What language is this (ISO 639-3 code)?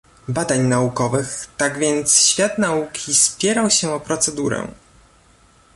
pol